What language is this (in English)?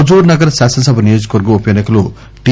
Telugu